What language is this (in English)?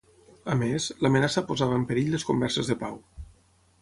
Catalan